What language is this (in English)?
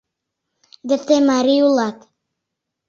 Mari